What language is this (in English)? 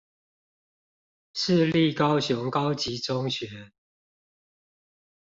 Chinese